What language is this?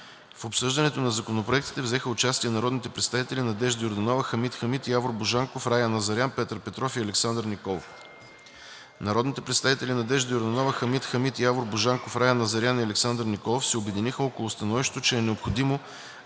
Bulgarian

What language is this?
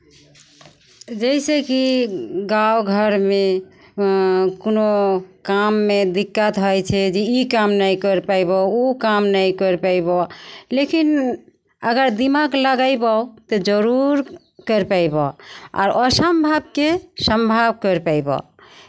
Maithili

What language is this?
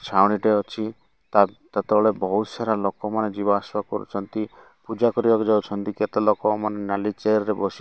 Odia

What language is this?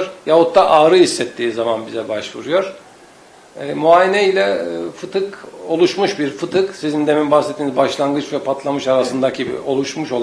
Turkish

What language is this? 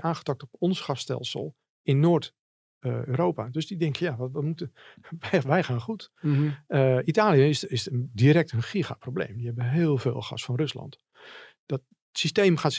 Dutch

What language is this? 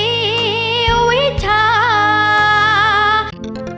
Thai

